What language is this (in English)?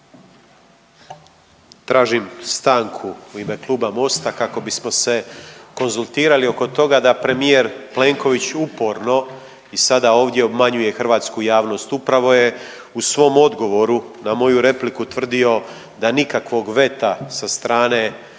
Croatian